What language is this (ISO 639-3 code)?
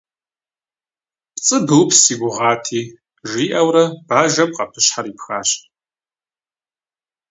kbd